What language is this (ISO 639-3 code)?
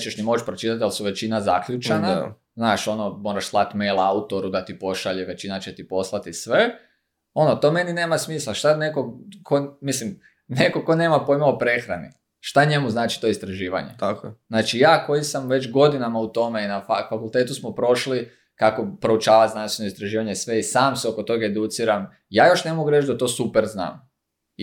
hrv